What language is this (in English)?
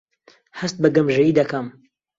Central Kurdish